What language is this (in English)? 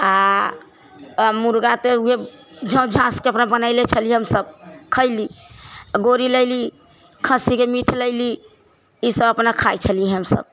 Maithili